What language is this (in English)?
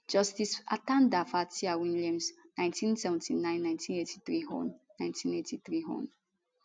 Nigerian Pidgin